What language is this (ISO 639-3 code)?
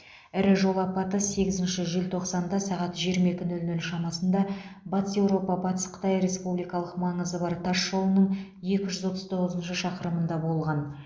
kaz